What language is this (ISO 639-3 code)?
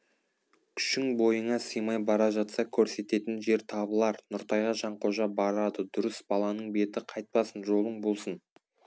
kaz